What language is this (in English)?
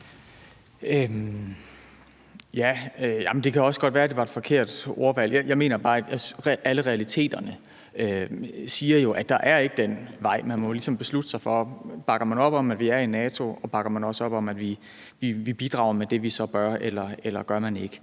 Danish